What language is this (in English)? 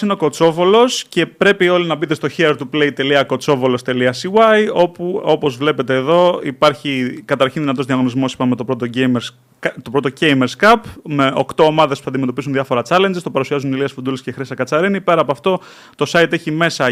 Greek